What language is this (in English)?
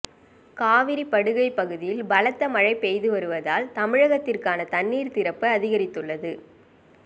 Tamil